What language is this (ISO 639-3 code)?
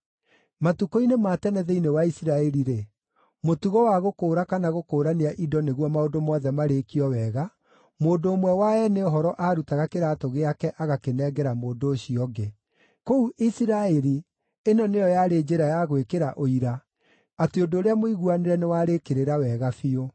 kik